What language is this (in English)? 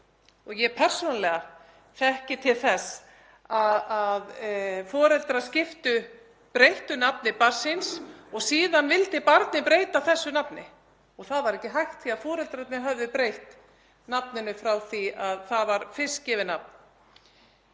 Icelandic